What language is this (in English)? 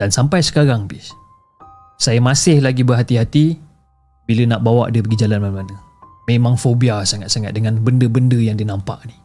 Malay